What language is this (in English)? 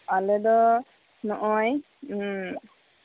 Santali